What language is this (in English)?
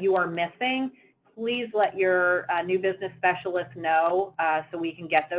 English